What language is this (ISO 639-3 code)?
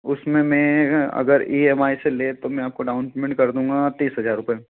hin